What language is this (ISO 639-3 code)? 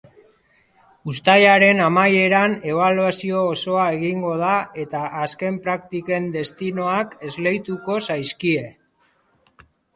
eus